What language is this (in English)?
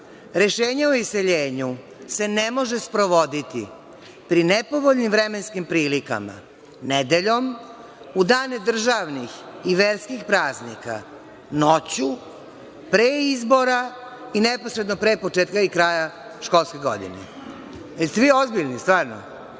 Serbian